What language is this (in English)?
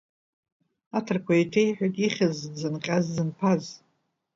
Abkhazian